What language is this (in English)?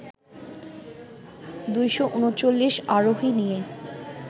Bangla